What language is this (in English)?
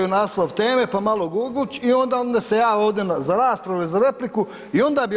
Croatian